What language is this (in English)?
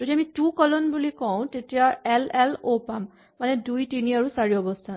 Assamese